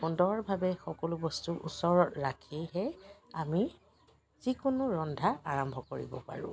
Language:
Assamese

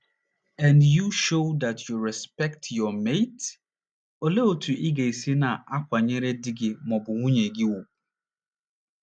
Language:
Igbo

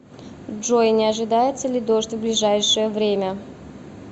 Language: Russian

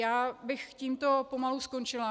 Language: Czech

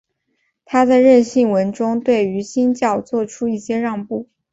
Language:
Chinese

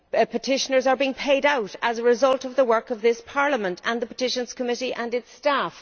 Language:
English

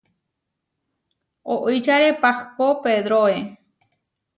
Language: Huarijio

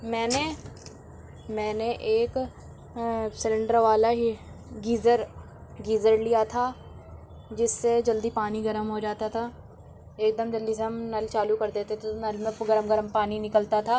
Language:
Urdu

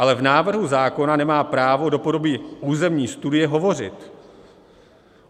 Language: Czech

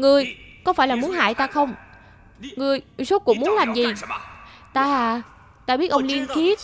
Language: Vietnamese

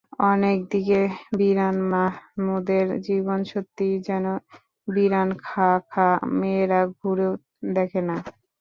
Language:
Bangla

